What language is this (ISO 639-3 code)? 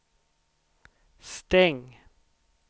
swe